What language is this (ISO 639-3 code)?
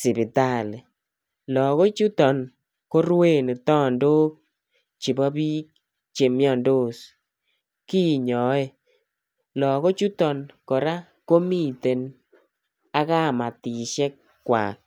kln